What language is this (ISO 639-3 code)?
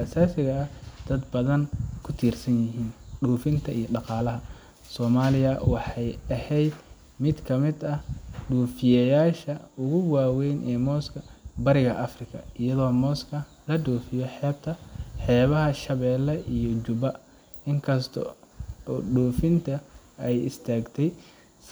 som